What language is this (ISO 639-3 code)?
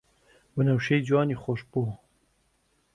ckb